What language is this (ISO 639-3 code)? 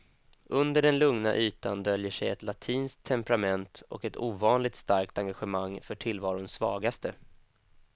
swe